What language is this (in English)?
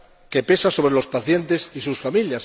Spanish